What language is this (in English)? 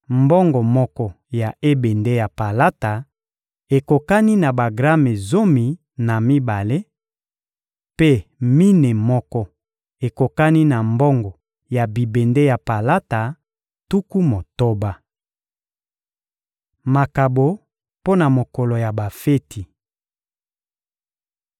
Lingala